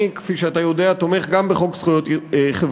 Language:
Hebrew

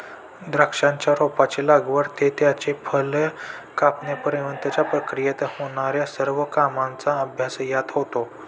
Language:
Marathi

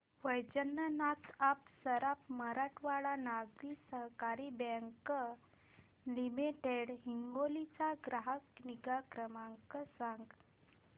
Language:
Marathi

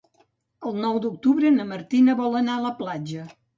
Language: Catalan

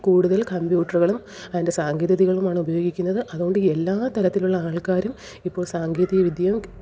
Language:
Malayalam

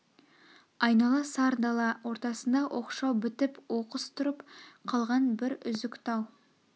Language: Kazakh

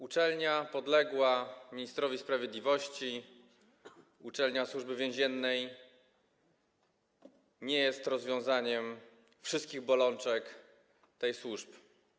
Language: Polish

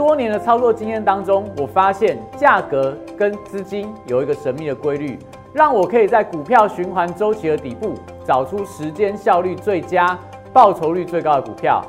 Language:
Chinese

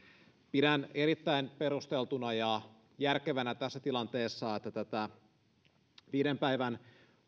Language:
Finnish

